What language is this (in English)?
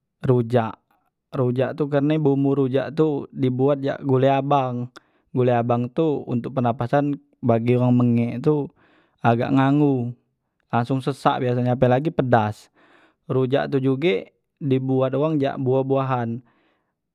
Musi